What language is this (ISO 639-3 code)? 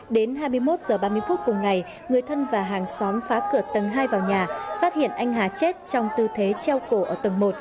vie